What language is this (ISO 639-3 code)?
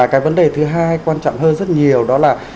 vie